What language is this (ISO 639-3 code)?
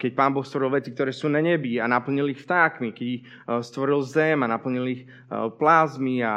slk